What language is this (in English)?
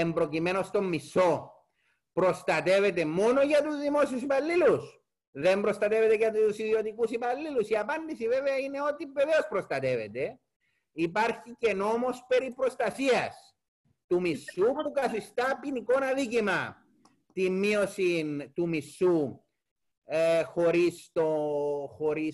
Greek